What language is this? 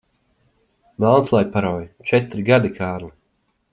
Latvian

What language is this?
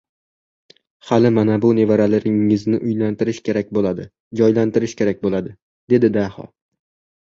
Uzbek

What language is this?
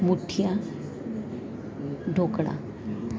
Gujarati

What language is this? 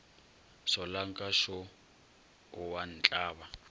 Northern Sotho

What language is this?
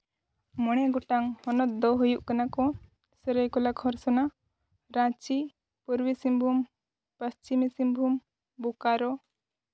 Santali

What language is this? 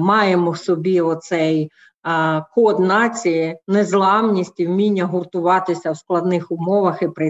Ukrainian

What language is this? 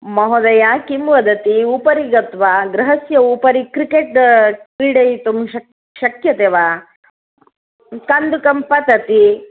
Sanskrit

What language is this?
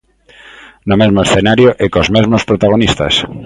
Galician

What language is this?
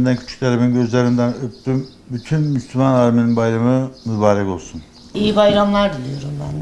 Turkish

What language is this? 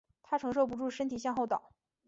Chinese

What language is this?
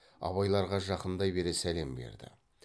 Kazakh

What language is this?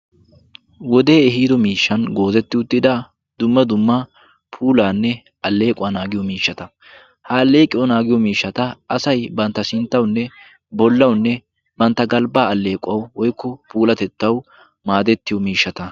Wolaytta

